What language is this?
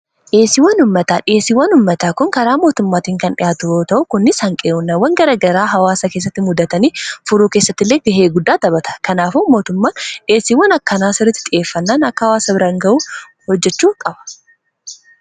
Oromo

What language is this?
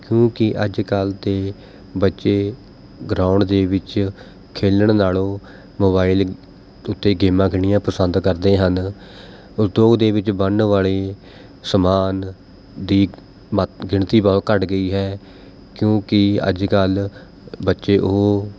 Punjabi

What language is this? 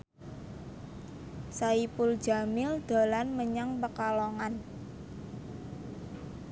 Javanese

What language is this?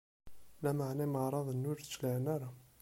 Kabyle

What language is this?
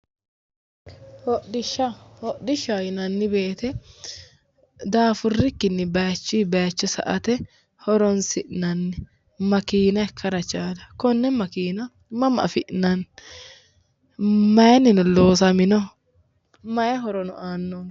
Sidamo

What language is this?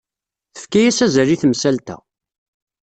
Kabyle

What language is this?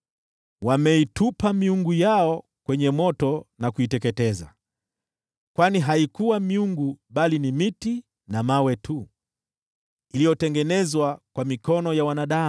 Swahili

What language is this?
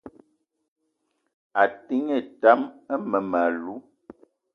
Eton (Cameroon)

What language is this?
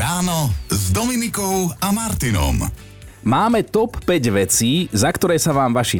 Slovak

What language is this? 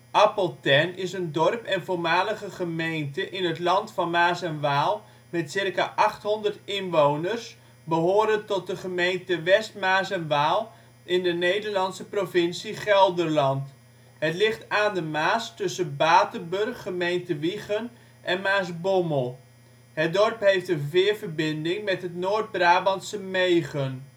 Dutch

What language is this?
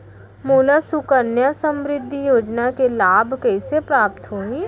Chhattisgarhi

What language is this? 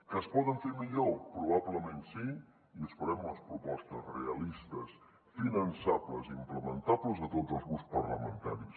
Catalan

